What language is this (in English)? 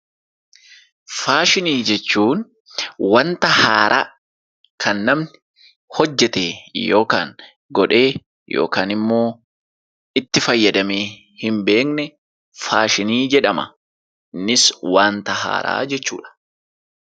Oromo